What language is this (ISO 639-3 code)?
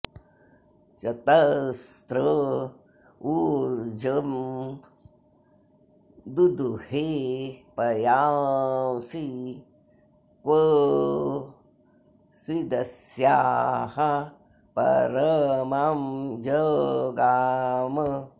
san